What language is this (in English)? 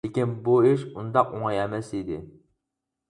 Uyghur